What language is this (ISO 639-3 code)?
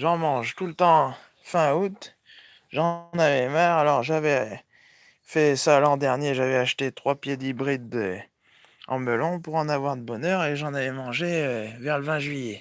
fra